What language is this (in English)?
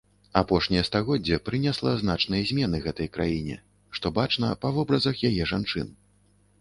Belarusian